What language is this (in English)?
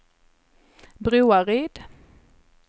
Swedish